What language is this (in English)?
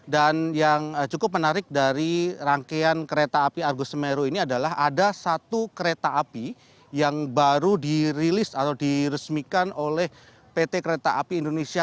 Indonesian